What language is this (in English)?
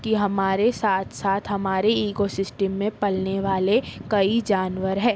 Urdu